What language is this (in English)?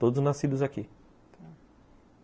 Portuguese